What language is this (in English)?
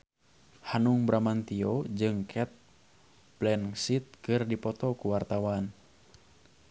Sundanese